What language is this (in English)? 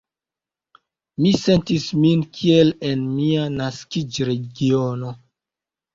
Esperanto